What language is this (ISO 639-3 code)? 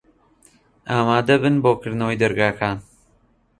ckb